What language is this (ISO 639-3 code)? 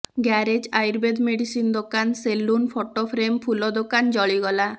ori